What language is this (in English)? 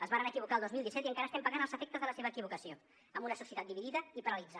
Catalan